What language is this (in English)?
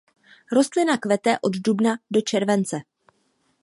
Czech